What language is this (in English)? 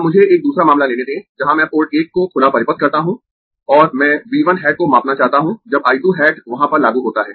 Hindi